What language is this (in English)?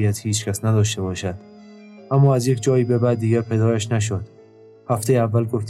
Persian